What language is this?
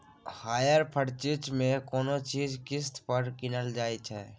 Maithili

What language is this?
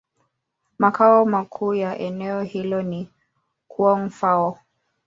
Swahili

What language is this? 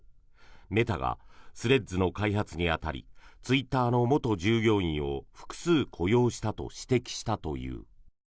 Japanese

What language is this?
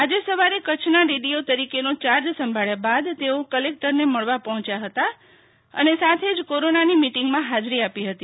Gujarati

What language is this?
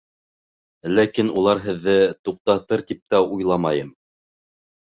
Bashkir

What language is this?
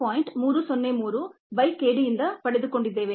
Kannada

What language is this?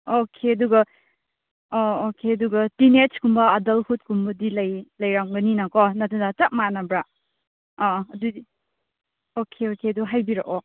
Manipuri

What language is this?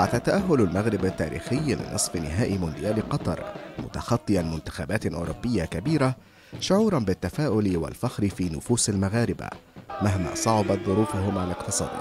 Arabic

